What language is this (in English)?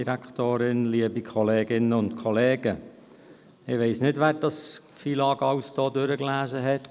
Swiss German